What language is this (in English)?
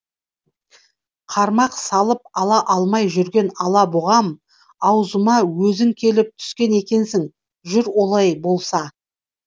Kazakh